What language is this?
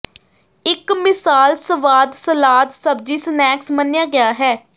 Punjabi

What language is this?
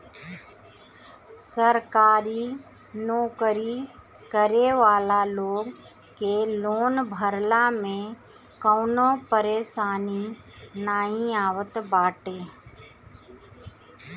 Bhojpuri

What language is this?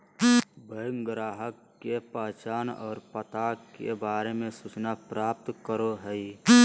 Magahi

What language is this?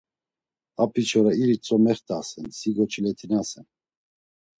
Laz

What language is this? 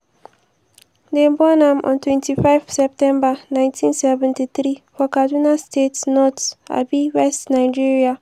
Nigerian Pidgin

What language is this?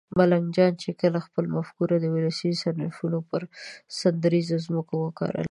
Pashto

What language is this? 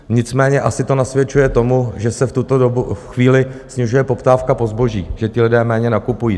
Czech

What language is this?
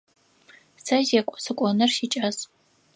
Adyghe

